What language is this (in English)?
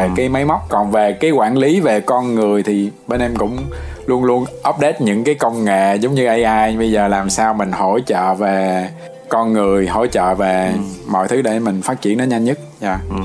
Vietnamese